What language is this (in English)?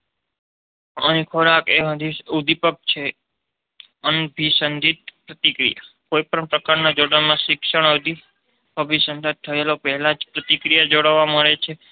Gujarati